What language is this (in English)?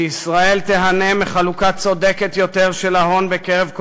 Hebrew